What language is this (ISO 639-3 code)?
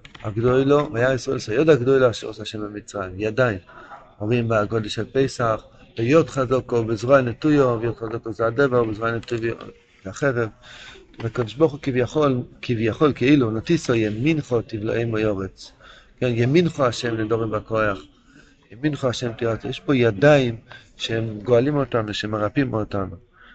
heb